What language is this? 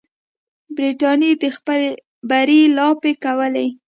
Pashto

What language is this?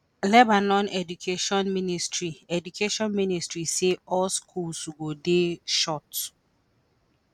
Nigerian Pidgin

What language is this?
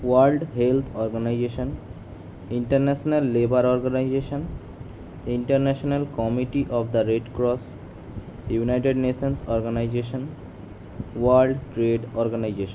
Bangla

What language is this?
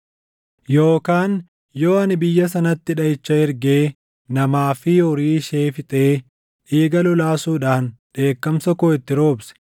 Oromo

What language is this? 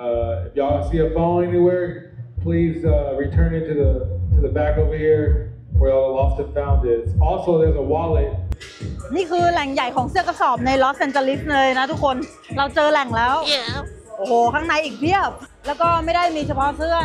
Thai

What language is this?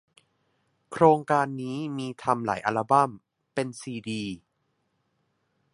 Thai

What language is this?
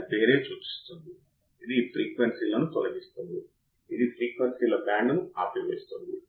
Telugu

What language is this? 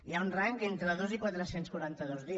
Catalan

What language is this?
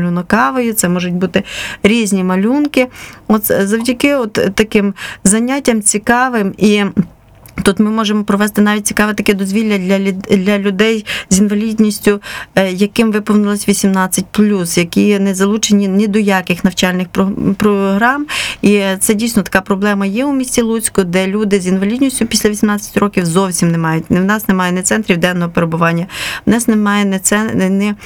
Ukrainian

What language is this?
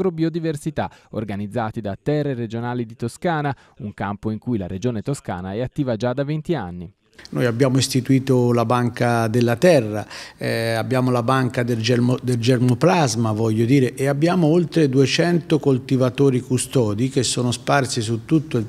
Italian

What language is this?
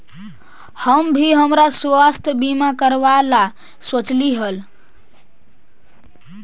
Magahi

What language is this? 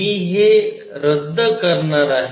Marathi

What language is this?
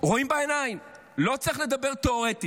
Hebrew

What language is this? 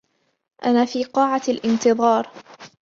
Arabic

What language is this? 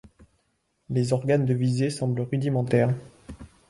French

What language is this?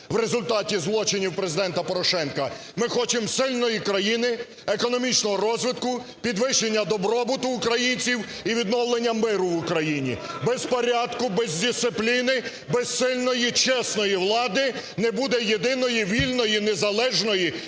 Ukrainian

